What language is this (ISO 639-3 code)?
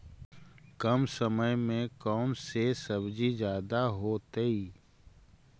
mag